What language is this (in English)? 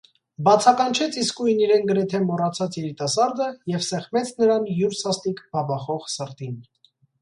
Armenian